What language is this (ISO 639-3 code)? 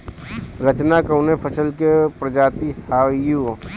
bho